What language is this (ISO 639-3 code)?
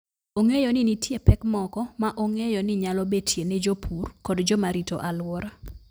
luo